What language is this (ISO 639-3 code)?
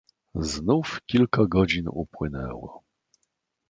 pol